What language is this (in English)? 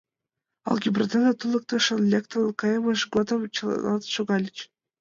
Mari